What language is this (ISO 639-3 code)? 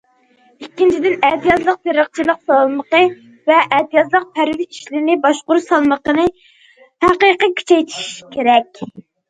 uig